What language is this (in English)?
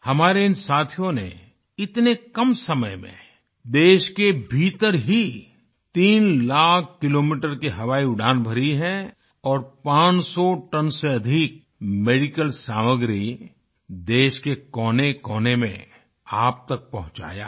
Hindi